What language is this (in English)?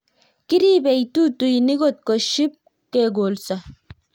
Kalenjin